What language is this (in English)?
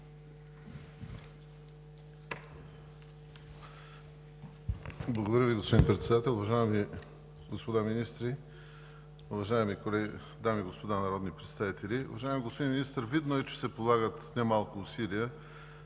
Bulgarian